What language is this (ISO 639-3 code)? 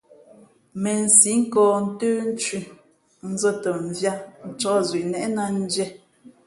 fmp